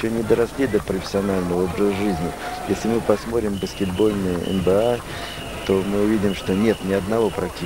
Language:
Russian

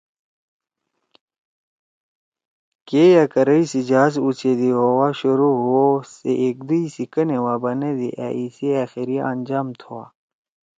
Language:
Torwali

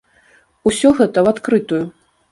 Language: Belarusian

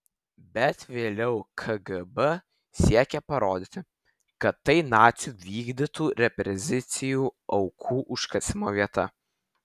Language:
Lithuanian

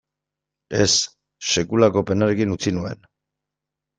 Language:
Basque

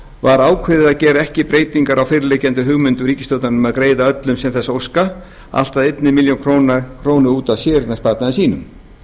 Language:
Icelandic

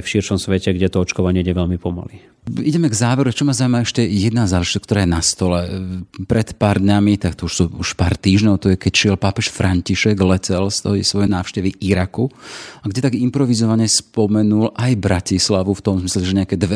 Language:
Slovak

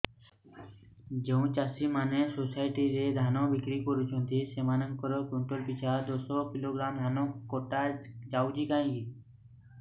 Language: Odia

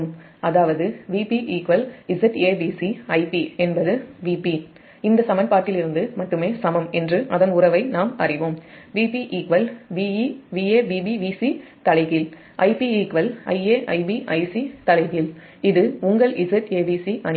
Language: Tamil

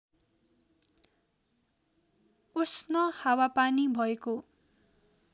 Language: Nepali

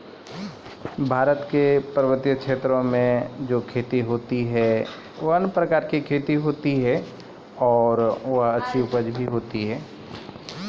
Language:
Maithili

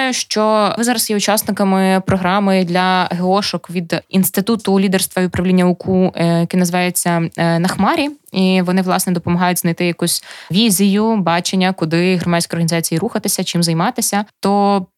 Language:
Ukrainian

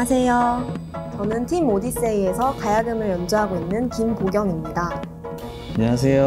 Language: Korean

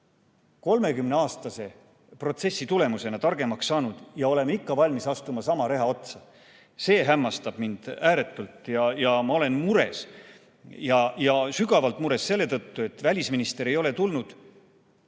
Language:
Estonian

